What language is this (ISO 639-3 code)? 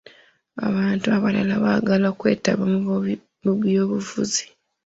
lug